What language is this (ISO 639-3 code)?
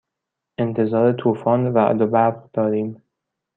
fas